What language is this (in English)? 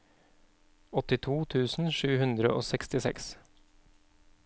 Norwegian